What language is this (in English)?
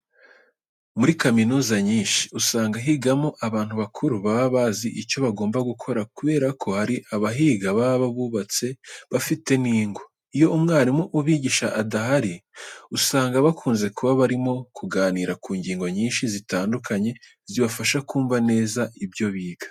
Kinyarwanda